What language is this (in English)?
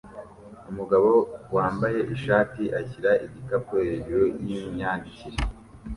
Kinyarwanda